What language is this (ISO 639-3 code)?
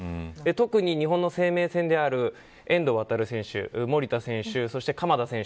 jpn